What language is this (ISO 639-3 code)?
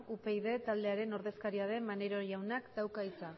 eus